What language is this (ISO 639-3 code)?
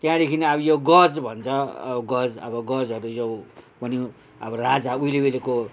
nep